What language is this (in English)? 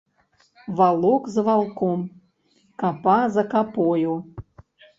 Belarusian